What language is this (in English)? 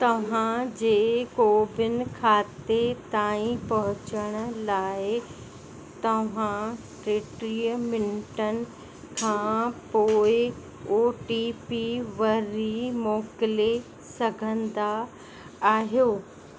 Sindhi